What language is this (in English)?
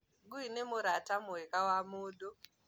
Kikuyu